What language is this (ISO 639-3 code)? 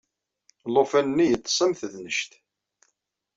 kab